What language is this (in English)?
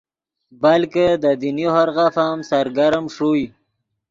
Yidgha